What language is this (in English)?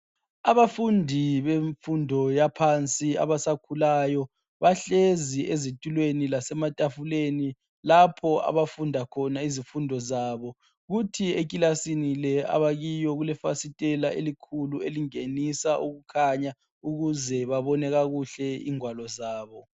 North Ndebele